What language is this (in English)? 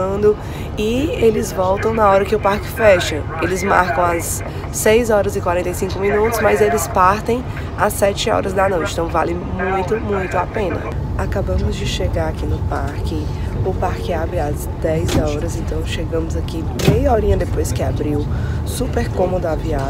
Portuguese